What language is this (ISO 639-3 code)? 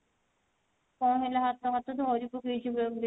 ori